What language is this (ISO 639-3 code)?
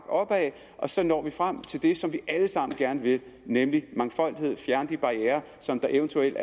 dan